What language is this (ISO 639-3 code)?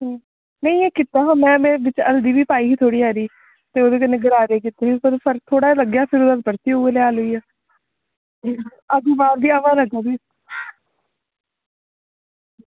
doi